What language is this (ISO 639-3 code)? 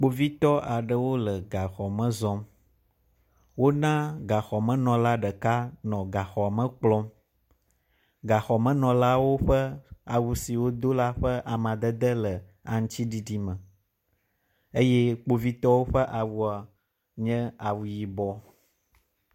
ewe